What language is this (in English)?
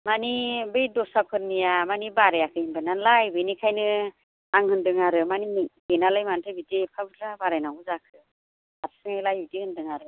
Bodo